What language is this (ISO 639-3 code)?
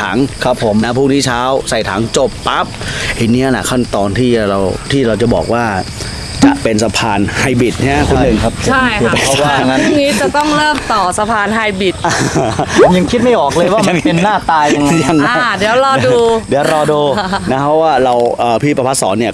tha